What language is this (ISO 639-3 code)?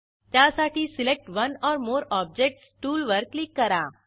mar